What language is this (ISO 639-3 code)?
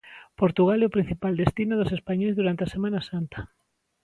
glg